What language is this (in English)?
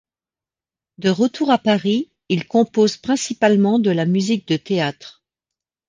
French